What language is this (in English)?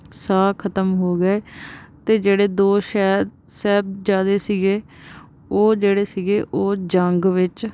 Punjabi